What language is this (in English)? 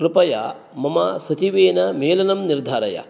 Sanskrit